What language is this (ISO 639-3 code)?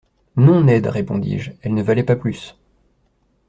fra